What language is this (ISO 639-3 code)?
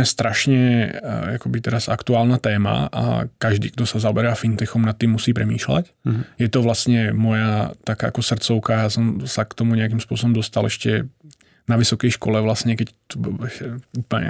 ces